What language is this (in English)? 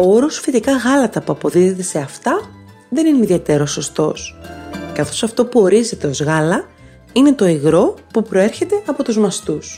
Greek